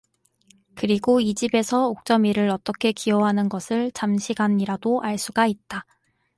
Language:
Korean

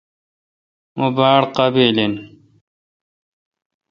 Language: Kalkoti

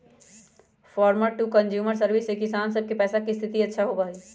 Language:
Magahi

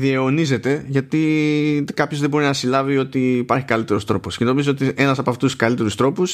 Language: Greek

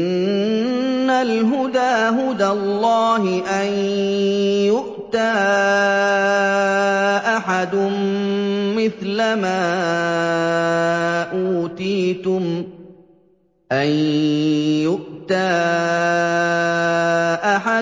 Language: Arabic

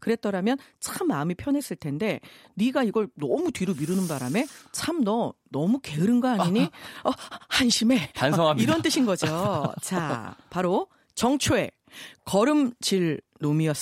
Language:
Korean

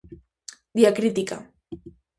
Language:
Galician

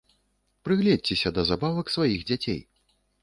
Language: Belarusian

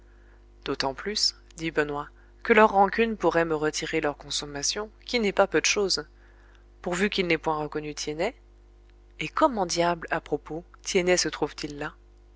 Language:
French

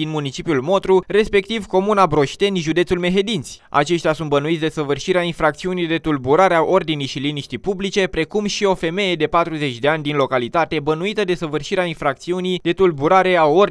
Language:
Romanian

